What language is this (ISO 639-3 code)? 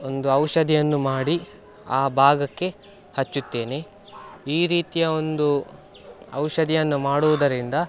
kan